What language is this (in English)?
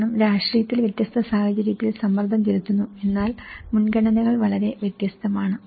Malayalam